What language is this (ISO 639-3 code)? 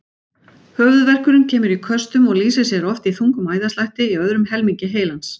isl